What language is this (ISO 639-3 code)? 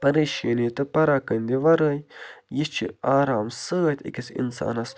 kas